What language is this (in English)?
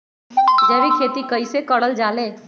Magahi